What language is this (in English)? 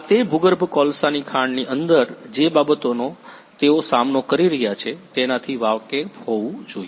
Gujarati